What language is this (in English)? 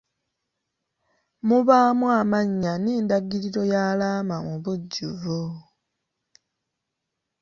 Ganda